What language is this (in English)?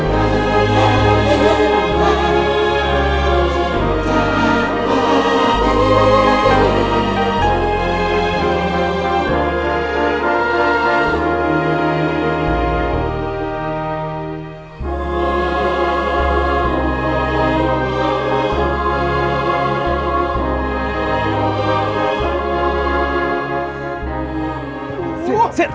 Indonesian